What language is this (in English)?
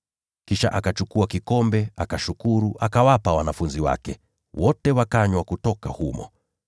Swahili